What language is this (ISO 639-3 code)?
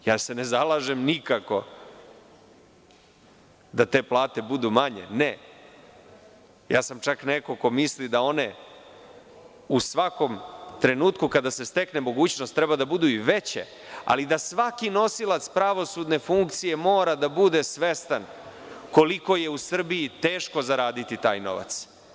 srp